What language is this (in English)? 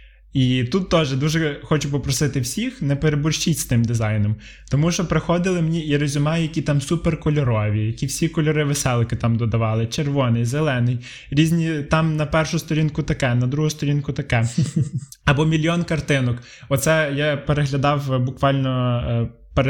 Ukrainian